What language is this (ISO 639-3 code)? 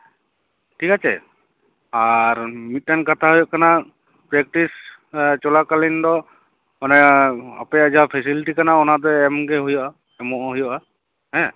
sat